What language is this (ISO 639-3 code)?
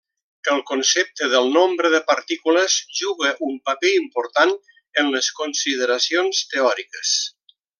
cat